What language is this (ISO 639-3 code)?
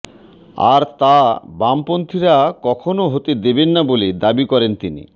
ben